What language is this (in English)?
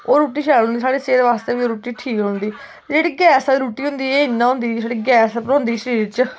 Dogri